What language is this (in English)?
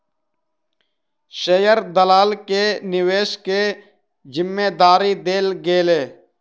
Maithili